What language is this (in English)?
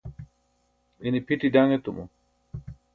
Burushaski